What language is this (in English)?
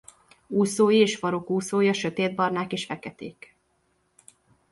Hungarian